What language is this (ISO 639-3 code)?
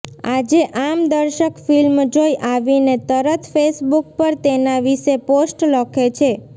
guj